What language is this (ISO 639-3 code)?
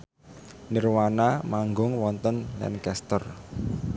jav